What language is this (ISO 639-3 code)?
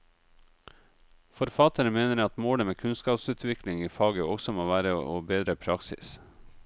nor